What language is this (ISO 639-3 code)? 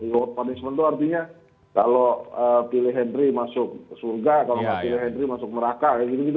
ind